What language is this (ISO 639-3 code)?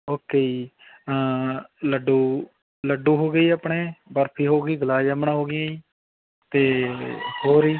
pan